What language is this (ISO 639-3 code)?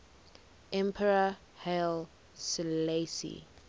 eng